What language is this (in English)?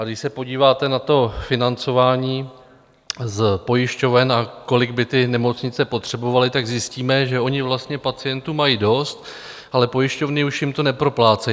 Czech